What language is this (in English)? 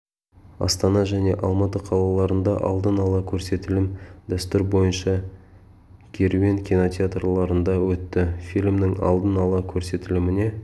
Kazakh